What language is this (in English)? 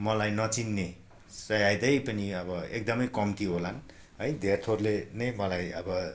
Nepali